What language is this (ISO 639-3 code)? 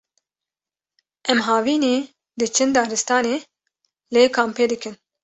kur